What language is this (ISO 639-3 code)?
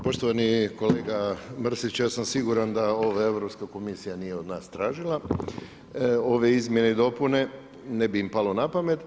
hrv